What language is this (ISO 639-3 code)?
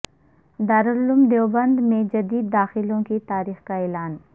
urd